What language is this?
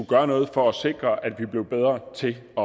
Danish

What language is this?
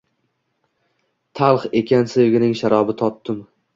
Uzbek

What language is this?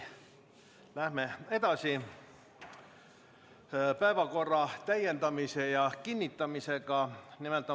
Estonian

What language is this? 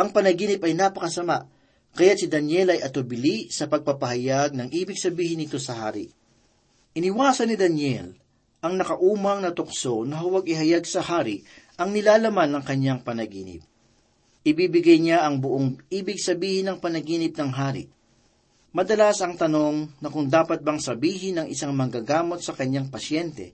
Filipino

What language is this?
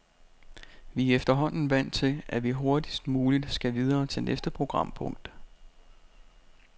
Danish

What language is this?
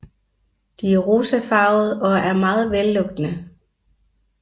Danish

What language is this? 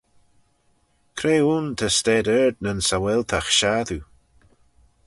Manx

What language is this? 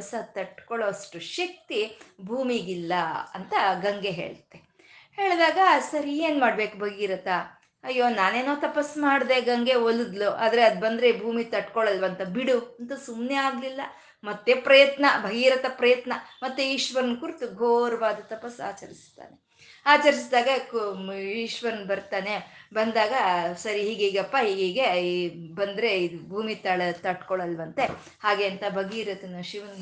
Kannada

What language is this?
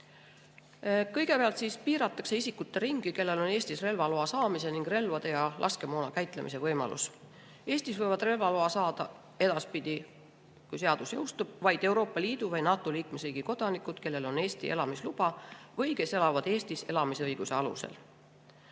Estonian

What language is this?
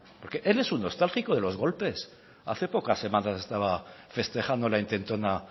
Spanish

